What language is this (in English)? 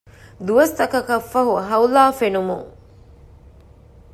Divehi